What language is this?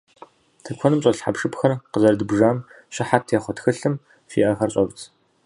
Kabardian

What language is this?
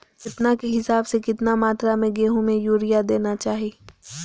Magahi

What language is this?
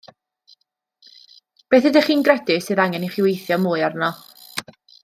Welsh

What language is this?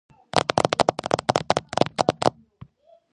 Georgian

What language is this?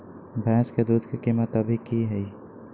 Magahi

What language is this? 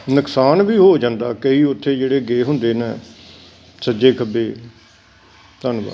Punjabi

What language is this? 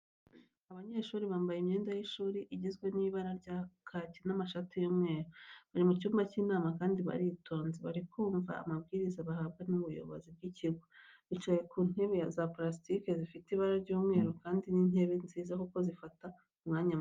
Kinyarwanda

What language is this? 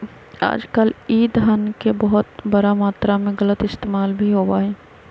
Magahi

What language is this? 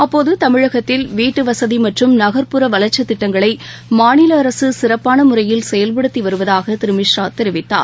Tamil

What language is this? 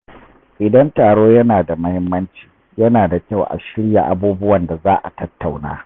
Hausa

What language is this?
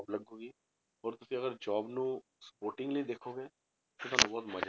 Punjabi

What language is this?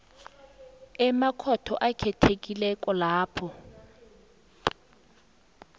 South Ndebele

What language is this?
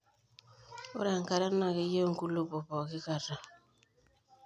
Masai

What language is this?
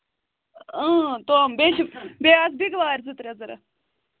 Kashmiri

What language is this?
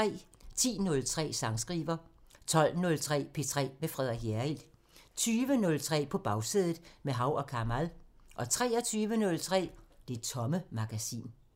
Danish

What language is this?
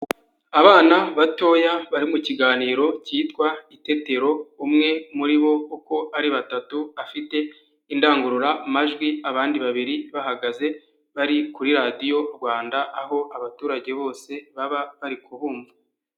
Kinyarwanda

